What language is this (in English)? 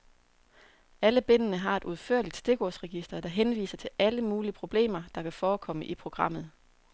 Danish